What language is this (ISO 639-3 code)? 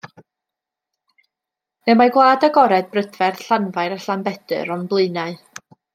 cym